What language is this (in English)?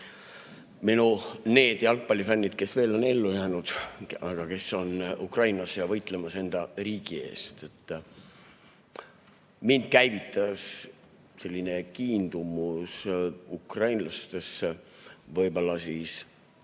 Estonian